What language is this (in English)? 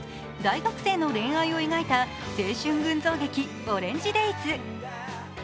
Japanese